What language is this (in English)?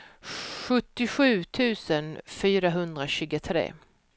Swedish